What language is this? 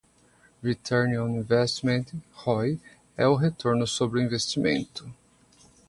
Portuguese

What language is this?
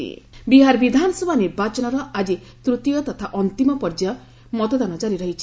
Odia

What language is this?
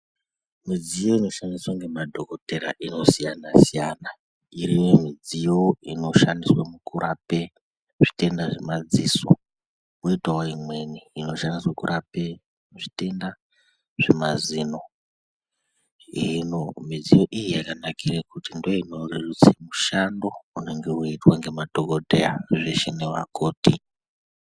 Ndau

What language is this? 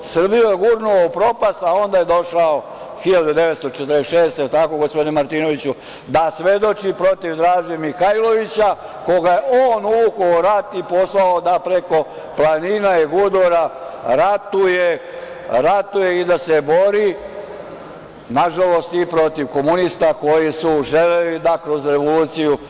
Serbian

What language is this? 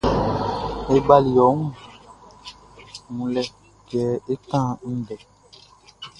Baoulé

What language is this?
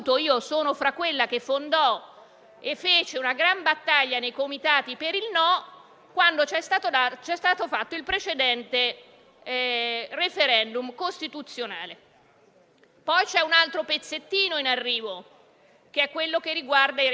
Italian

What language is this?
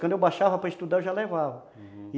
Portuguese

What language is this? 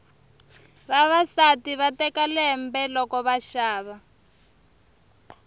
Tsonga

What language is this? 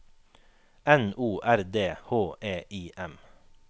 Norwegian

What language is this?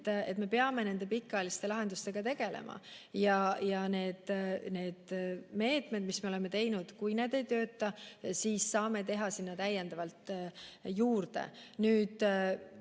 Estonian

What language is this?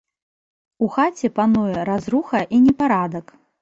Belarusian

